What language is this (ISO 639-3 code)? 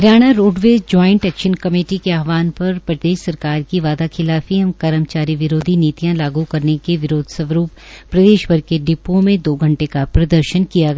hin